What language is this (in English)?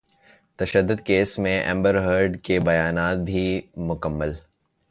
Urdu